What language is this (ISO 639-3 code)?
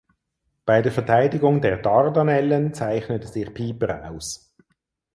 deu